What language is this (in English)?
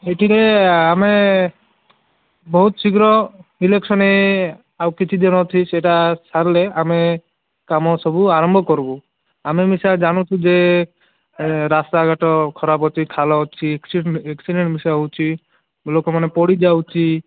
Odia